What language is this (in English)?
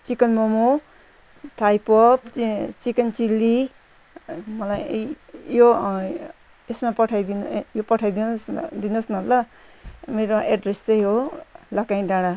Nepali